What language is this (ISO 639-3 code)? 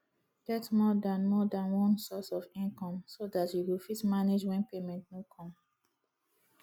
pcm